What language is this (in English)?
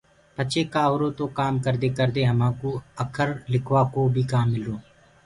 Gurgula